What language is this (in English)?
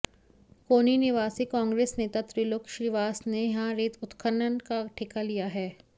Hindi